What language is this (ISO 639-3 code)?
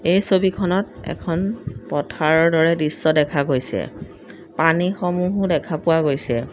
asm